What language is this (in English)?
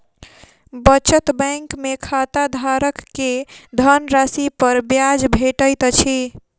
Maithili